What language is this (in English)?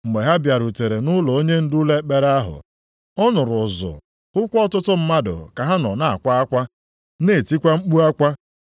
Igbo